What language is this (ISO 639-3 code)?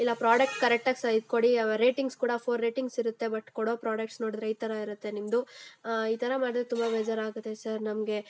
kan